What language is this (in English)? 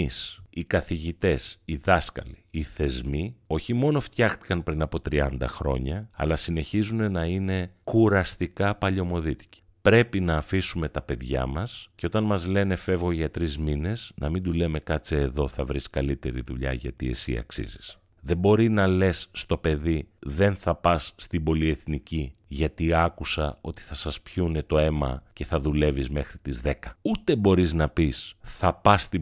Greek